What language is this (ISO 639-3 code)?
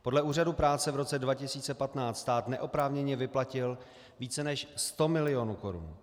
ces